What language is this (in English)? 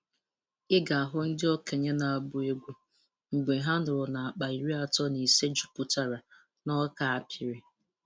Igbo